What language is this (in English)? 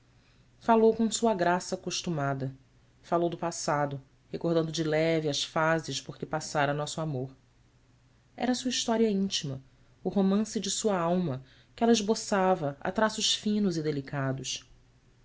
Portuguese